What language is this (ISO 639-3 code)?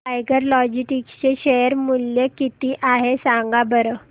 mar